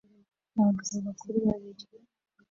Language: Kinyarwanda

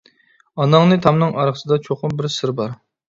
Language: Uyghur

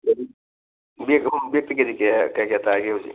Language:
Manipuri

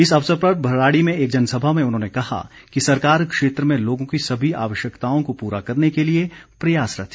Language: Hindi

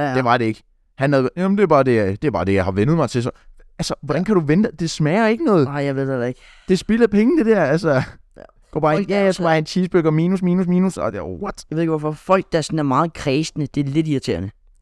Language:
Danish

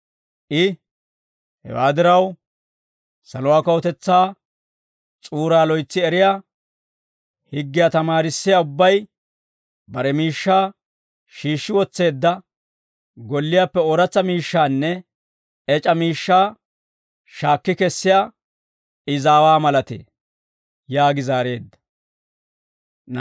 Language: Dawro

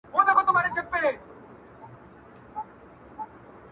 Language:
Pashto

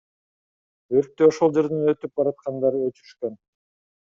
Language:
Kyrgyz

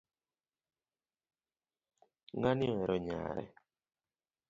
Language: Luo (Kenya and Tanzania)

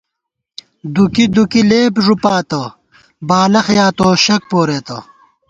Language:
Gawar-Bati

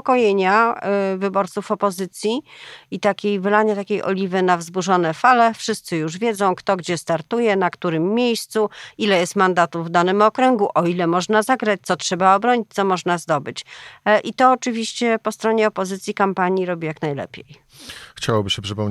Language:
Polish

